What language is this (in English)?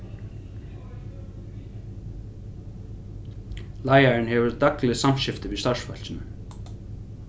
Faroese